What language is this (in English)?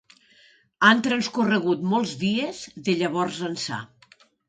Catalan